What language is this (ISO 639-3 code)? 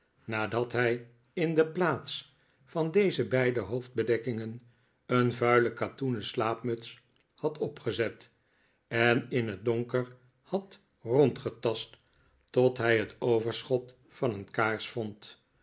nld